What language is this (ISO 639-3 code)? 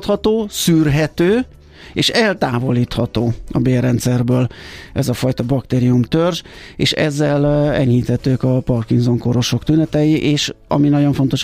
hun